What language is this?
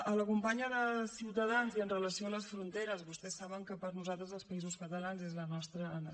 Catalan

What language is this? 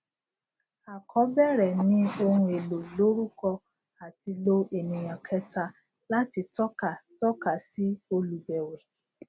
Yoruba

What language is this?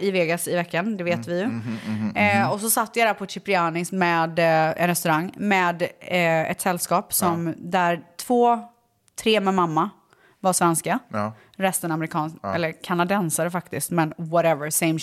Swedish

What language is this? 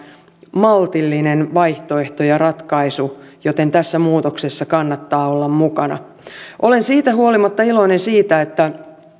Finnish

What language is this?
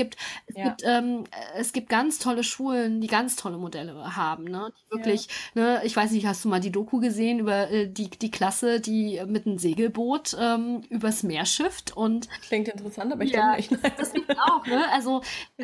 German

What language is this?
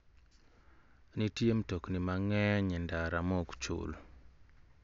Luo (Kenya and Tanzania)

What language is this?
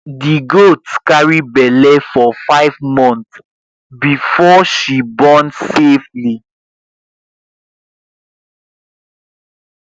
Nigerian Pidgin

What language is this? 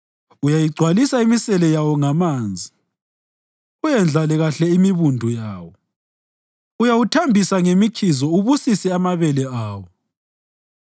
North Ndebele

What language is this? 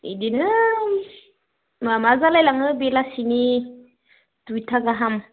Bodo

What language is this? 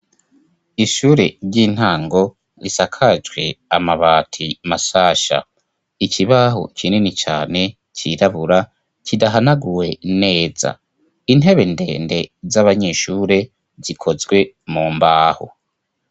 Rundi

